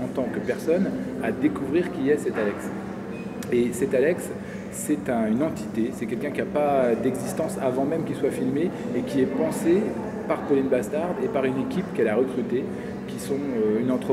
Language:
French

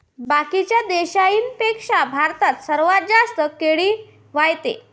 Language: Marathi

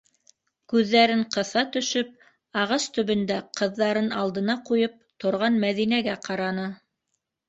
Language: Bashkir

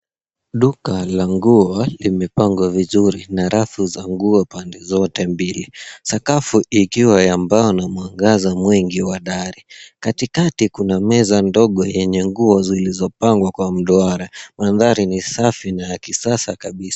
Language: Swahili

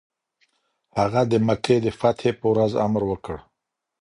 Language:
Pashto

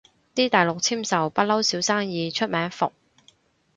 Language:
Cantonese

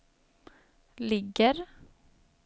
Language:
Swedish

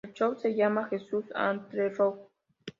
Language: Spanish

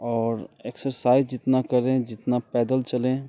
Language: Hindi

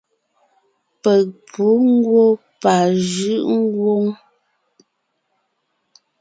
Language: Ngiemboon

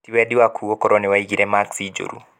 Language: Kikuyu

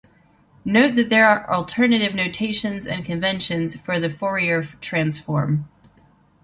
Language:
English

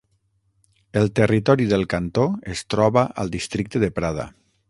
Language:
Catalan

